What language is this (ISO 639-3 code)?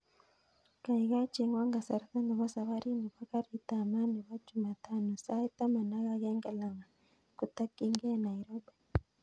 kln